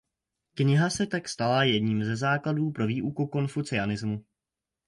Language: Czech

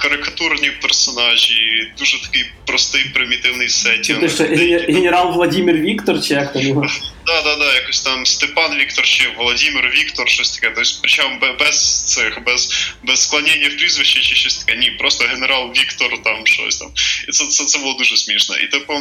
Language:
Ukrainian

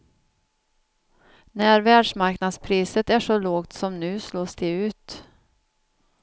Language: Swedish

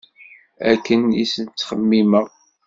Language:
Kabyle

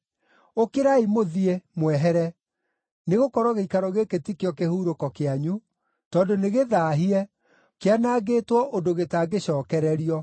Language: Kikuyu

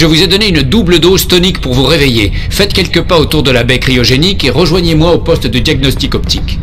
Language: French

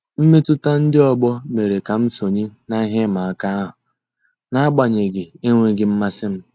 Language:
Igbo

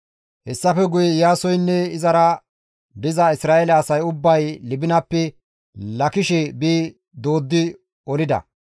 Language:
Gamo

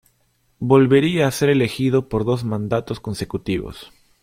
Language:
Spanish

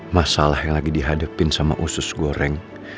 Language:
Indonesian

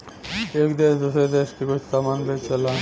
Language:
Bhojpuri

